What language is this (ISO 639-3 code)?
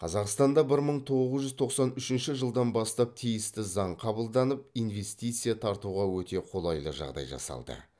kaz